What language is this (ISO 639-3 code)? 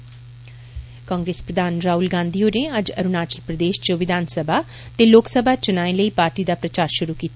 doi